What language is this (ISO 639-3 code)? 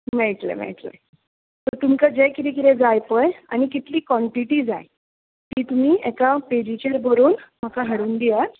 kok